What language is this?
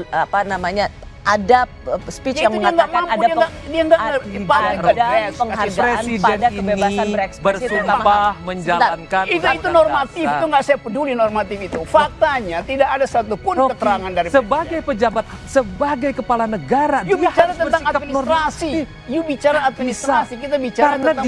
Indonesian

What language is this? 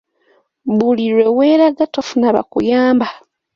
Ganda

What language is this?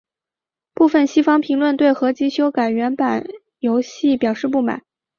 Chinese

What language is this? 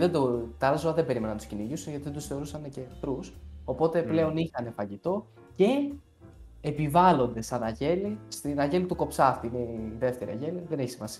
Greek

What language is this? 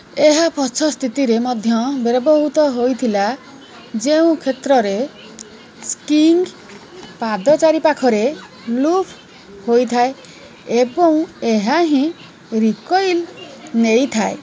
Odia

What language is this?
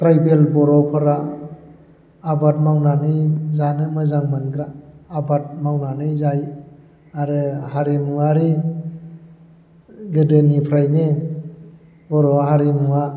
Bodo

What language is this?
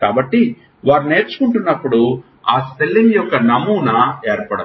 Telugu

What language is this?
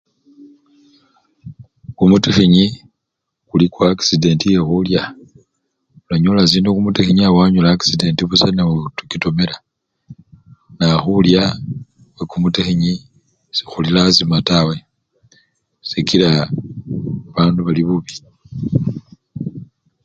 Luyia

